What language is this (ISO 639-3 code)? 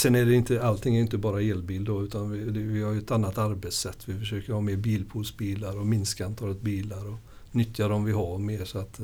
swe